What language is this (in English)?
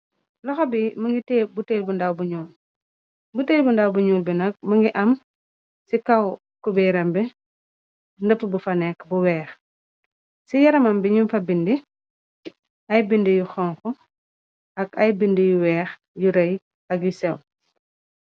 Wolof